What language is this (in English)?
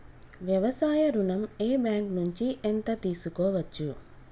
Telugu